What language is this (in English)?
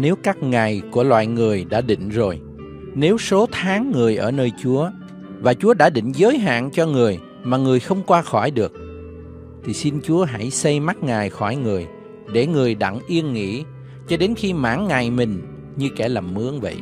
Vietnamese